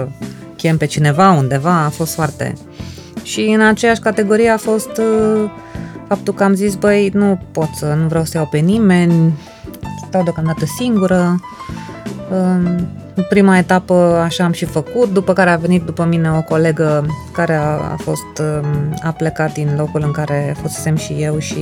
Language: Romanian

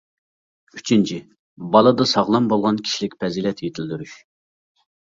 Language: Uyghur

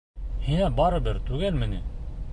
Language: Bashkir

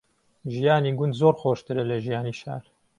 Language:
Central Kurdish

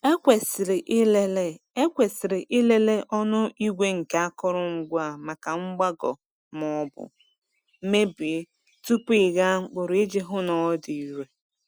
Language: Igbo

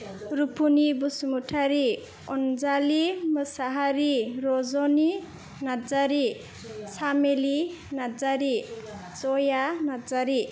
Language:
Bodo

